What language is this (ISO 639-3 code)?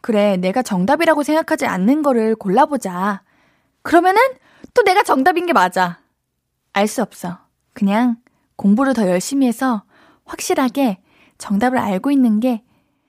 kor